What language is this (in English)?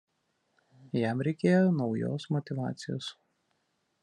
Lithuanian